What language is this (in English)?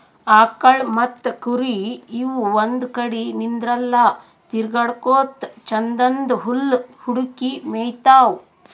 Kannada